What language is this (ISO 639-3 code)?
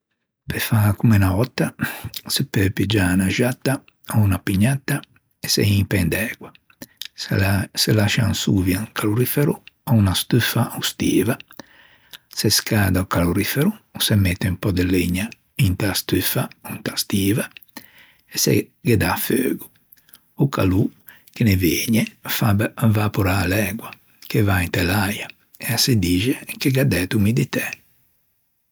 lij